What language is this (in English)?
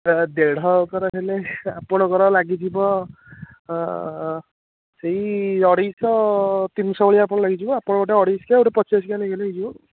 Odia